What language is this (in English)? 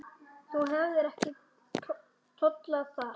Icelandic